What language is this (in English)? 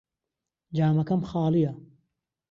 Central Kurdish